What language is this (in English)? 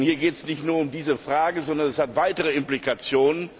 German